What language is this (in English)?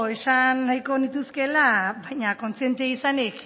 Basque